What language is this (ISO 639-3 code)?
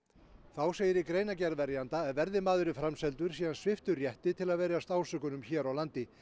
isl